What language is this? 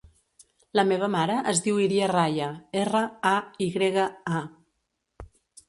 Catalan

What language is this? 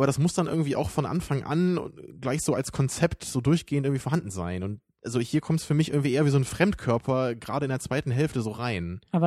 German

